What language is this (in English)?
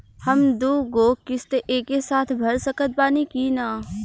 Bhojpuri